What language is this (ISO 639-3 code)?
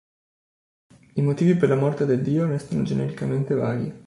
ita